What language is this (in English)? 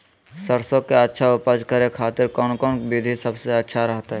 Magahi